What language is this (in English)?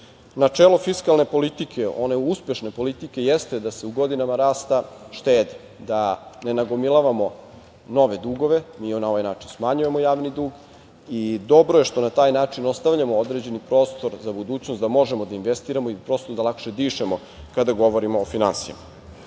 Serbian